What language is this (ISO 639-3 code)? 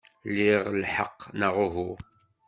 kab